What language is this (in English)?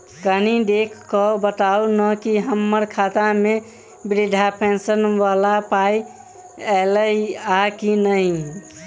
Maithili